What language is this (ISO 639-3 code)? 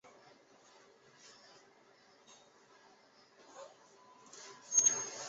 zho